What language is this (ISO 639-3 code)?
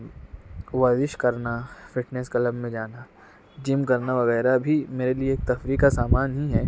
urd